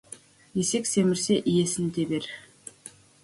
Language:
Kazakh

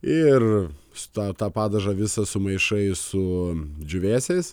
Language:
Lithuanian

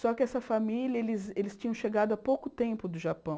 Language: Portuguese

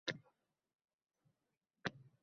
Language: Uzbek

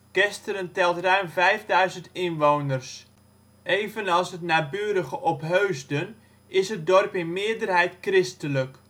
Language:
Dutch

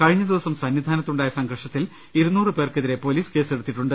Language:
Malayalam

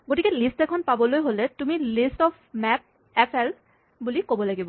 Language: Assamese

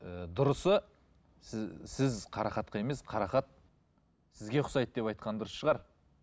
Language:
Kazakh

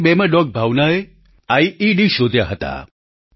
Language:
Gujarati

